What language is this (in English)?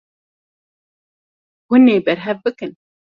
Kurdish